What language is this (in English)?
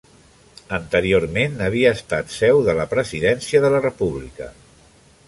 Catalan